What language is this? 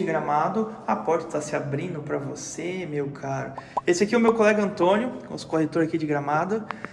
Portuguese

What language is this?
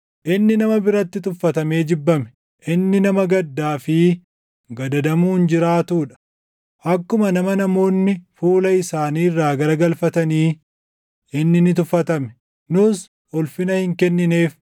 Oromo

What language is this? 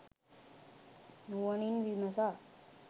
Sinhala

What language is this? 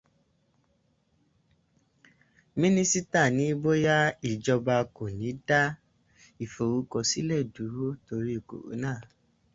Yoruba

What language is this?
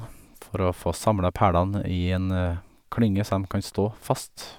Norwegian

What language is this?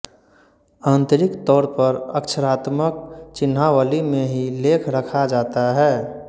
Hindi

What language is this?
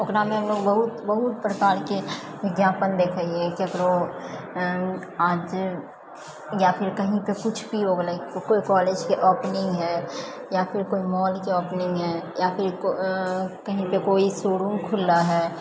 Maithili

